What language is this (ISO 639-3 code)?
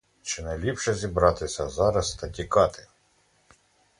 ukr